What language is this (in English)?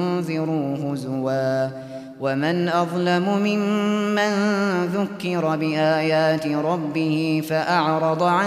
Arabic